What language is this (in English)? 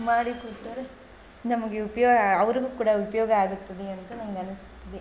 Kannada